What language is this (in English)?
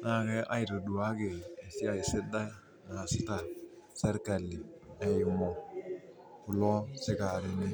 Masai